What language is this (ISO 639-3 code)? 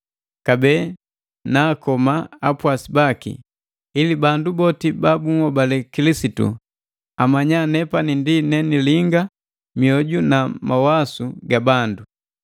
mgv